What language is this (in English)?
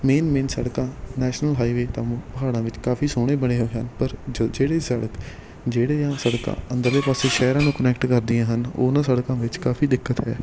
Punjabi